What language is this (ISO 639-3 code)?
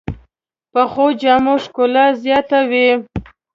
pus